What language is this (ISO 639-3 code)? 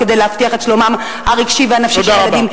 heb